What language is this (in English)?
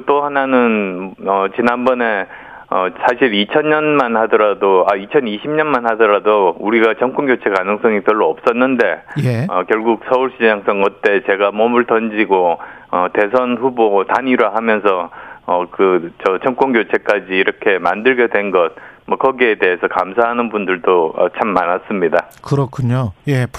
Korean